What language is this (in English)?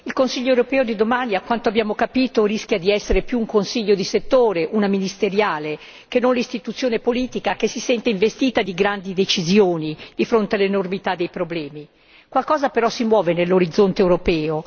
Italian